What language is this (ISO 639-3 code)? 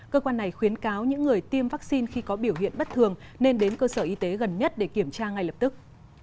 vie